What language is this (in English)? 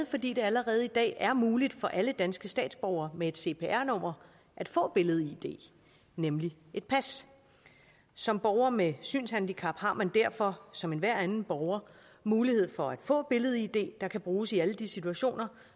Danish